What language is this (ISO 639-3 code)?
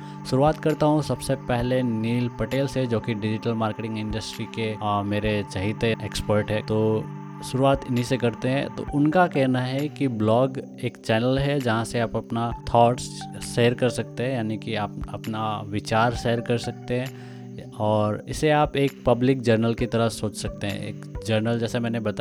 hin